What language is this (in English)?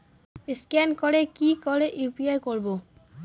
Bangla